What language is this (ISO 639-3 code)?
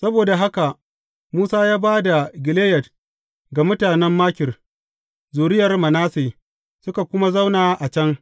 hau